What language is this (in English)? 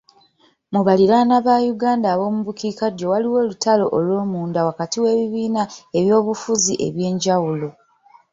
Ganda